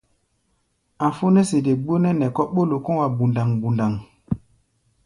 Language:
Gbaya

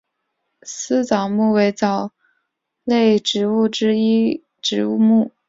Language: Chinese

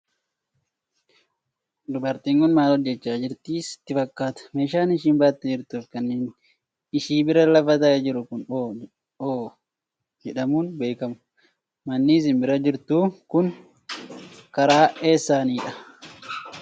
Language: Oromo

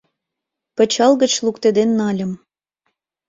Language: Mari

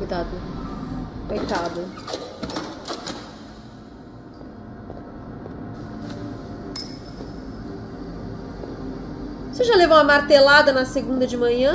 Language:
Portuguese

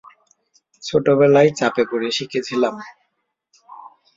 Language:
Bangla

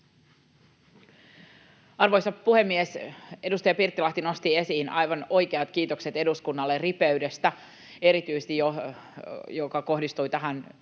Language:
Finnish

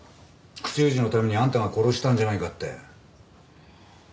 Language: Japanese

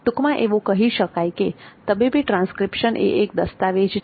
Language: Gujarati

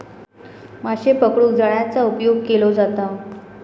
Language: Marathi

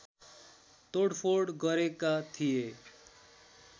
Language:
Nepali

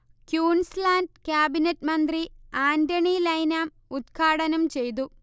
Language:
Malayalam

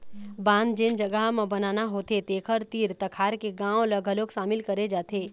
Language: Chhattisgarhi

